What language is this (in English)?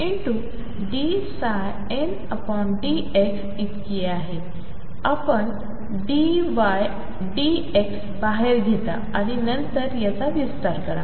Marathi